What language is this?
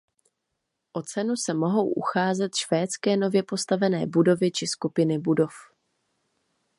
Czech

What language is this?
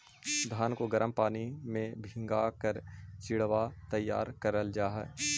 Magahi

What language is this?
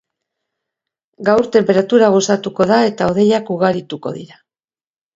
Basque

